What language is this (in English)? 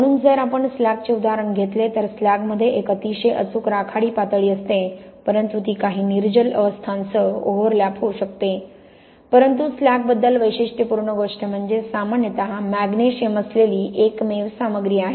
Marathi